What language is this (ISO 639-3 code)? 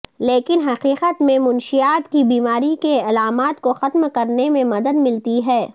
urd